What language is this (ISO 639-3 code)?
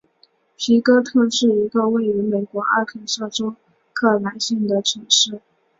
zho